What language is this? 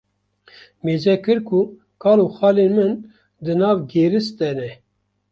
Kurdish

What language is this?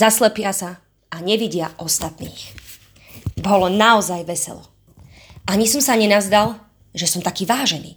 Slovak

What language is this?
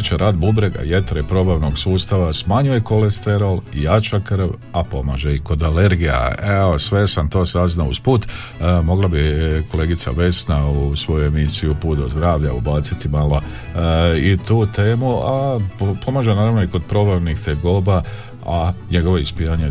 Croatian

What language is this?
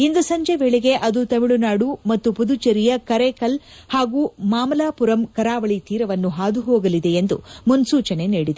Kannada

